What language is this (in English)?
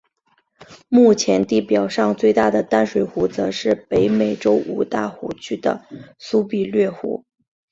Chinese